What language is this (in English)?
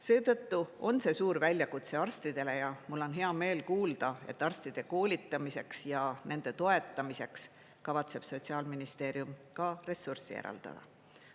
Estonian